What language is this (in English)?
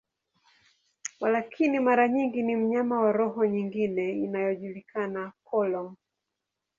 Swahili